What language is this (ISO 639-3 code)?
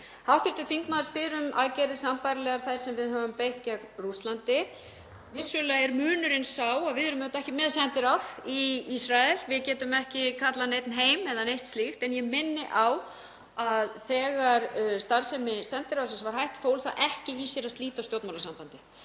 isl